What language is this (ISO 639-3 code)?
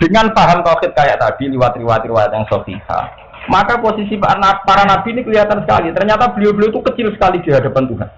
ind